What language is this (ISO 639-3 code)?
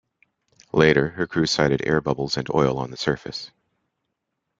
eng